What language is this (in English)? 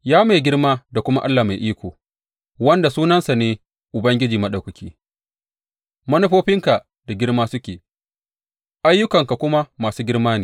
Hausa